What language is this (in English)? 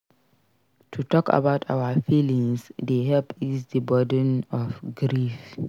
Nigerian Pidgin